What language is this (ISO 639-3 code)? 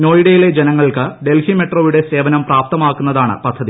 mal